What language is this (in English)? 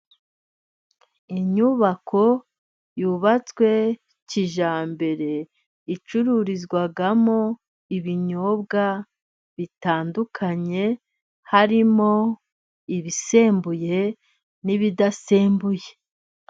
Kinyarwanda